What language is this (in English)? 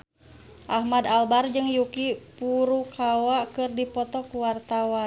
Sundanese